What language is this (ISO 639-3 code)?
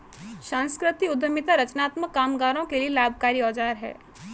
hin